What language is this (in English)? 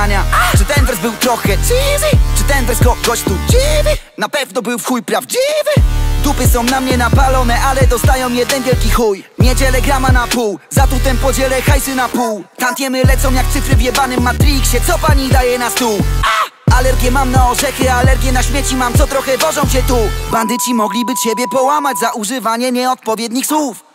Polish